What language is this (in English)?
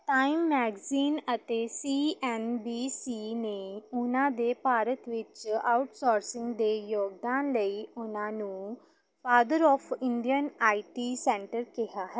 Punjabi